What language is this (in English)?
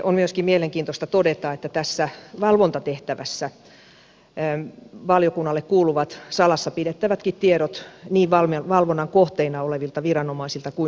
Finnish